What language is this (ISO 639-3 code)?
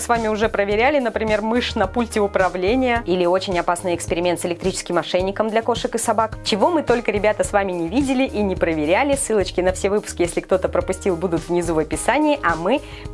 rus